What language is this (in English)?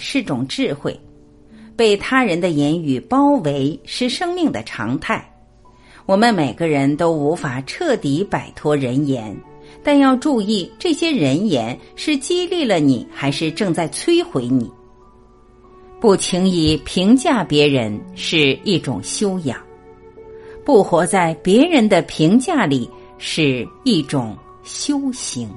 Chinese